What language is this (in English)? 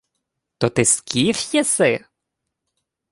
Ukrainian